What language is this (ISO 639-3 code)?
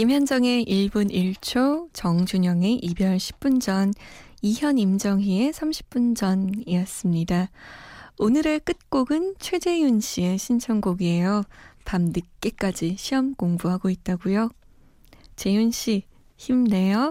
kor